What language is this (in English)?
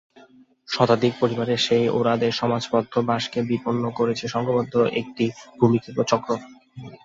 Bangla